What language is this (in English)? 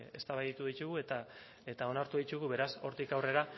Basque